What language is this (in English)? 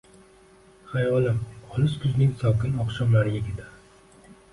Uzbek